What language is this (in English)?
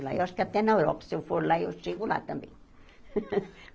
Portuguese